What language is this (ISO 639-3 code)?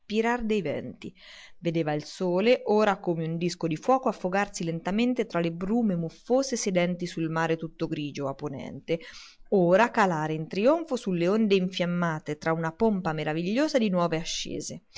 ita